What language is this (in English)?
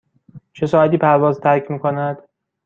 Persian